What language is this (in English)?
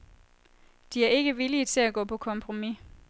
Danish